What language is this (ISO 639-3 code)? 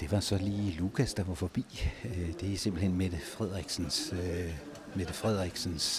dan